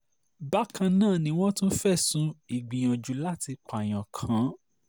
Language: Yoruba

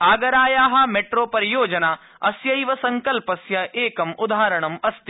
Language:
Sanskrit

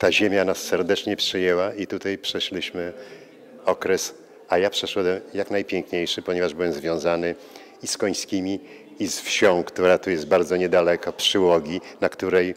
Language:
Polish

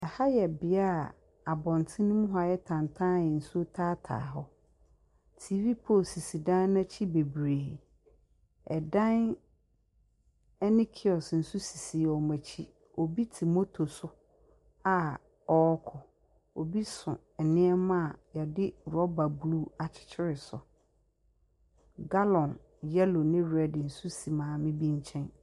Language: Akan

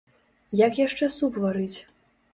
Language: Belarusian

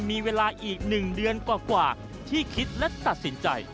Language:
Thai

